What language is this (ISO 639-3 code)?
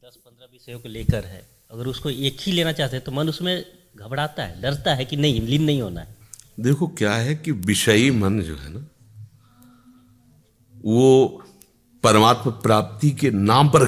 hin